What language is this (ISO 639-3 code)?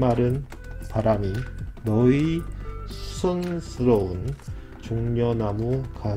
kor